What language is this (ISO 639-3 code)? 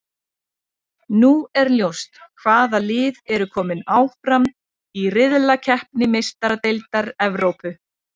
isl